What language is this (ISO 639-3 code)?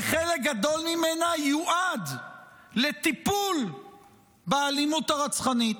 heb